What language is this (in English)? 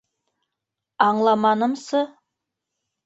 Bashkir